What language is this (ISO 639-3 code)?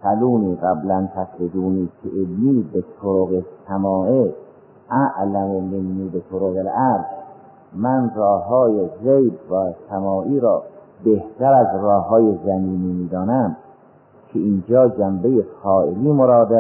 fas